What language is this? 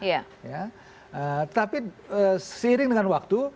Indonesian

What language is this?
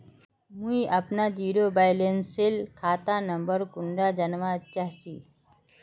Magahi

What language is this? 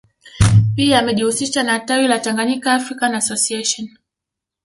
Swahili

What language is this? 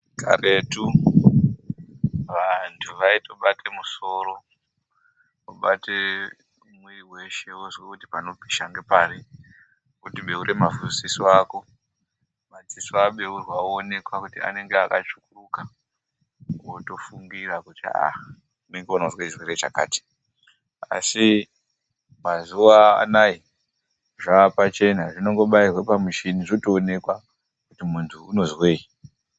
Ndau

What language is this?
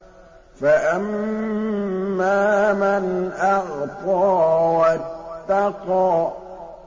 Arabic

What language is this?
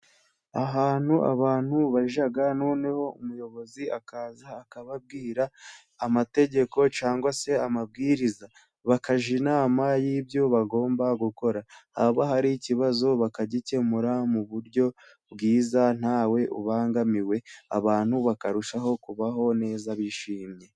Kinyarwanda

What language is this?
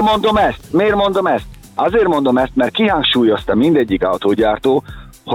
Hungarian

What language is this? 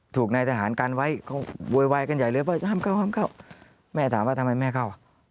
Thai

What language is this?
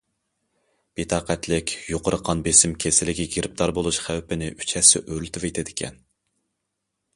Uyghur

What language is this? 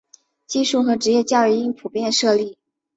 Chinese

